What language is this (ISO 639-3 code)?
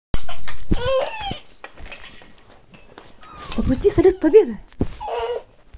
rus